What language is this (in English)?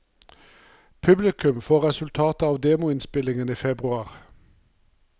Norwegian